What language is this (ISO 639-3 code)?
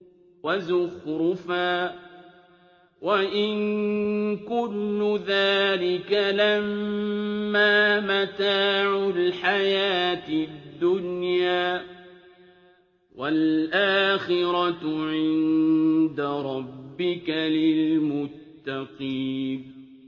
ara